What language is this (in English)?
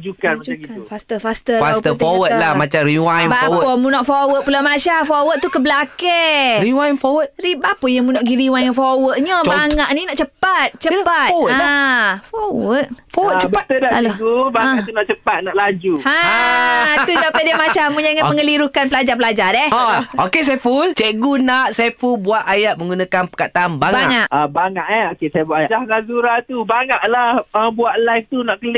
Malay